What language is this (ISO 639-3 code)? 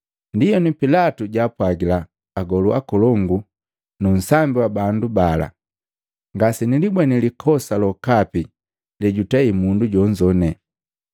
mgv